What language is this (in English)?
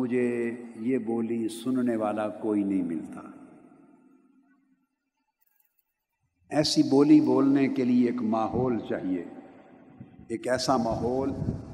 Urdu